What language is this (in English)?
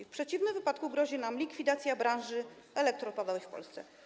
Polish